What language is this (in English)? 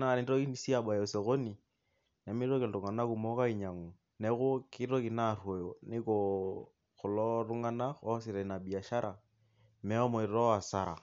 Masai